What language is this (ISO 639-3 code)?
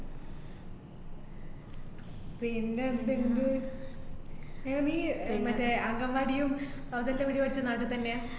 mal